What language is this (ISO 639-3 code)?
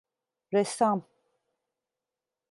tur